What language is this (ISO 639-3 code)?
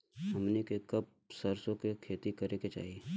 bho